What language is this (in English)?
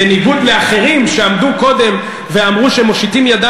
Hebrew